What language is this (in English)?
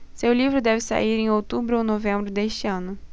Portuguese